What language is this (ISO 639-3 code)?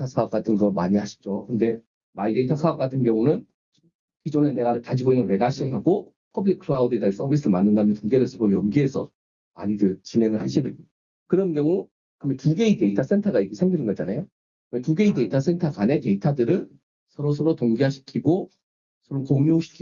kor